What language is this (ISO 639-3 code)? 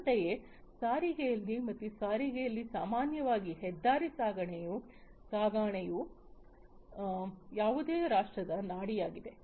kan